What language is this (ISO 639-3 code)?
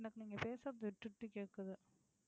tam